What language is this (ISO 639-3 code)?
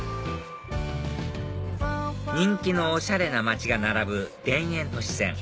jpn